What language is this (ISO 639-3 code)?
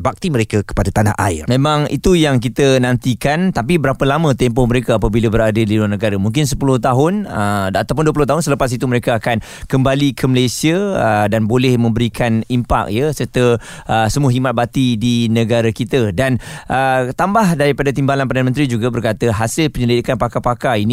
msa